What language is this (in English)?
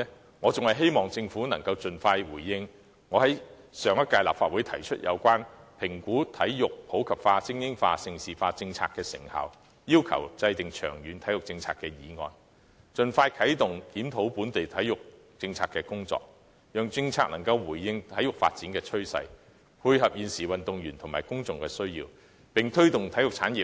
Cantonese